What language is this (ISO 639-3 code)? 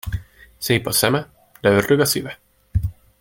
hun